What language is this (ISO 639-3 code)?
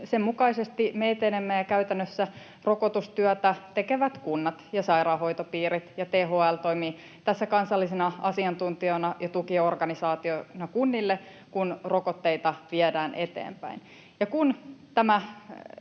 fin